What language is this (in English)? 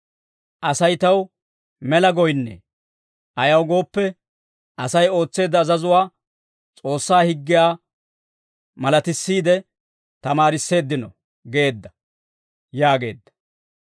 Dawro